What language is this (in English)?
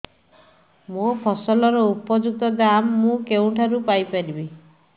Odia